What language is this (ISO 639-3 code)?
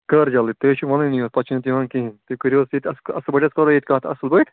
kas